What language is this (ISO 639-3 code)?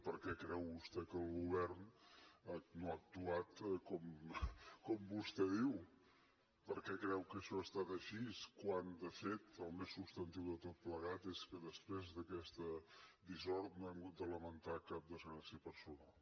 cat